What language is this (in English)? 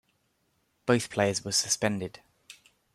English